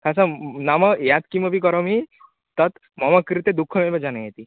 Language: Sanskrit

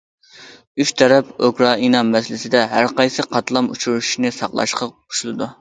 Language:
Uyghur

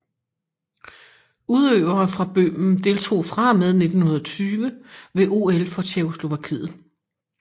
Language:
Danish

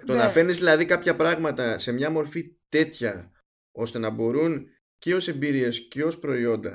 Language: Greek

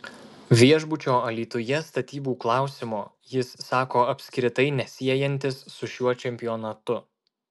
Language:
Lithuanian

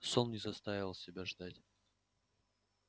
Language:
Russian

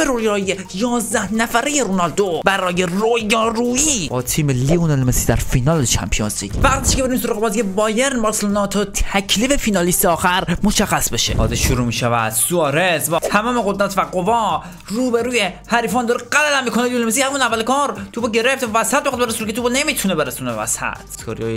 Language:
Persian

